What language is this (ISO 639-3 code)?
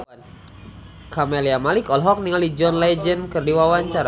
sun